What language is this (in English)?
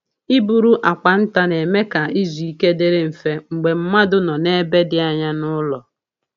Igbo